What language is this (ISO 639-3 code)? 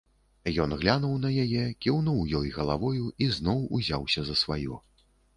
bel